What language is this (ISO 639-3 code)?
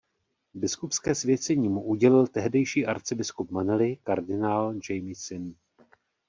ces